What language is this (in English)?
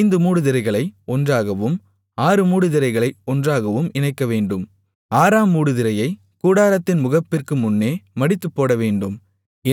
Tamil